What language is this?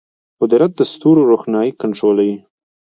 Pashto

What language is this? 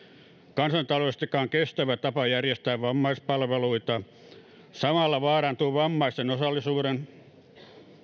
Finnish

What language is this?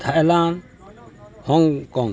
Odia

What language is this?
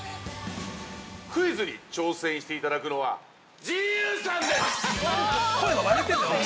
Japanese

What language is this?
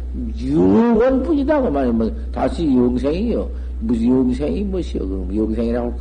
Korean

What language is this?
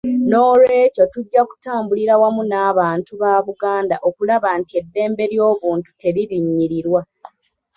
Ganda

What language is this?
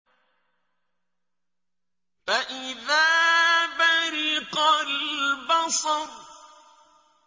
Arabic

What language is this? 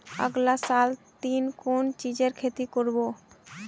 Magahi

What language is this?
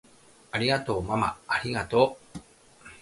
Japanese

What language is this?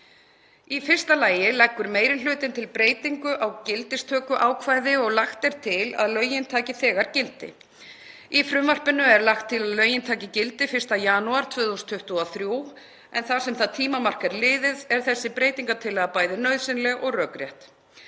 Icelandic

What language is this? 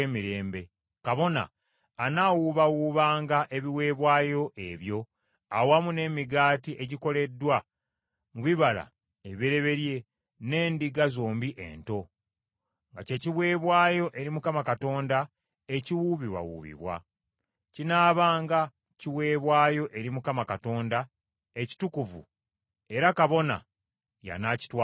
Ganda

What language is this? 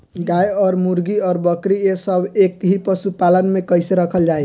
Bhojpuri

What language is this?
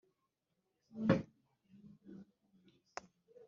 Kinyarwanda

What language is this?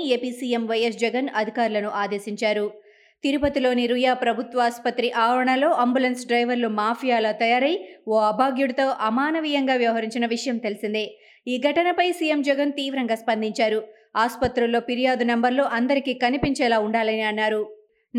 Telugu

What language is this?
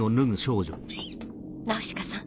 Japanese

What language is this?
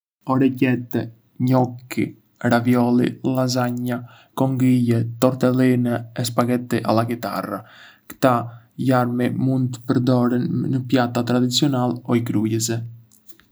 Arbëreshë Albanian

